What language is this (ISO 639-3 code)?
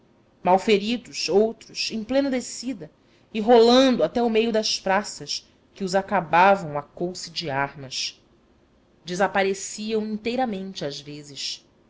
por